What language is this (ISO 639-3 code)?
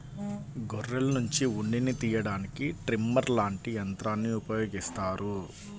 tel